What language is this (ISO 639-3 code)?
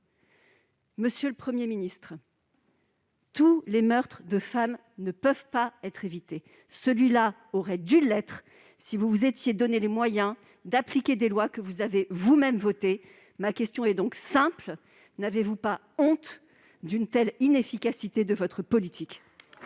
fra